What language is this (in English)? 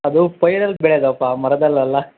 Kannada